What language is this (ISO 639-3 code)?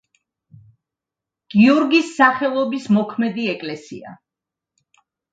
kat